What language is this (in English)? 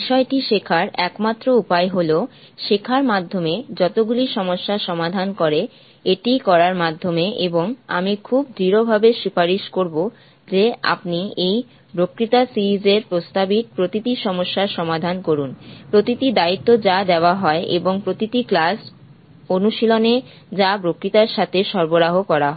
Bangla